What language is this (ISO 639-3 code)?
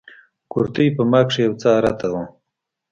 pus